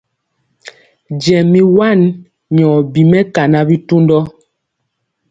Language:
Mpiemo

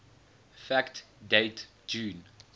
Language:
English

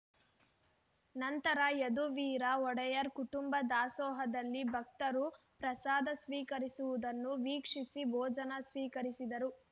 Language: Kannada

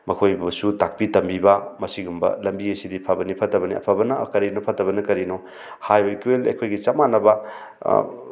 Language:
Manipuri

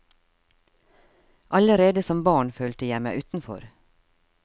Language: Norwegian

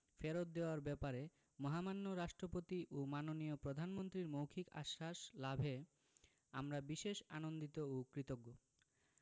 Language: Bangla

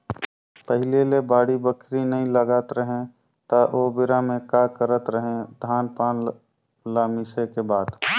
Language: Chhattisgarhi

